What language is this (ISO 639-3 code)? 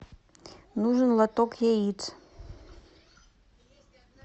rus